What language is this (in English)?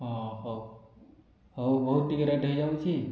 Odia